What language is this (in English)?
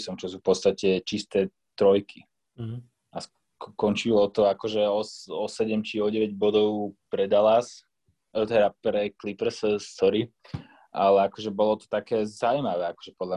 Slovak